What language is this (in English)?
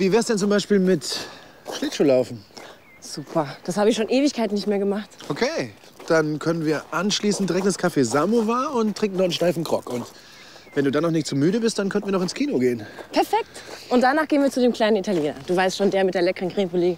German